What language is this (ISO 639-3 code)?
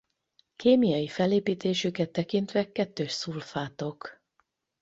hun